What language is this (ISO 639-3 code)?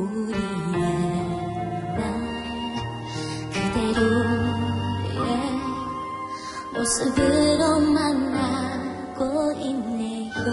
kor